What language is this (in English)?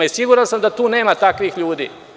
Serbian